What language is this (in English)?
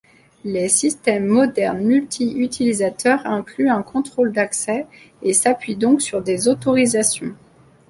French